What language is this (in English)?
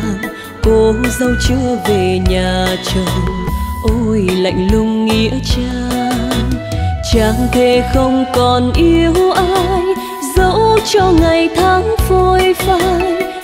Vietnamese